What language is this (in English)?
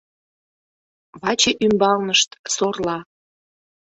Mari